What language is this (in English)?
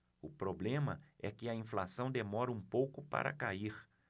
Portuguese